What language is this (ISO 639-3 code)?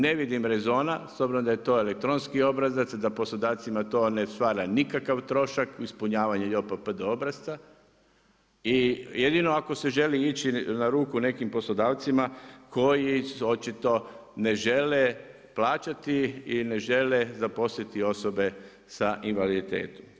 hrv